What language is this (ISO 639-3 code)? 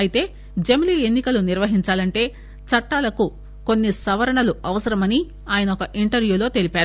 tel